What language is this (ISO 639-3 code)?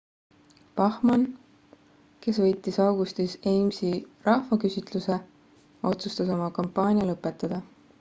est